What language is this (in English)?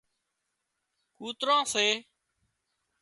Wadiyara Koli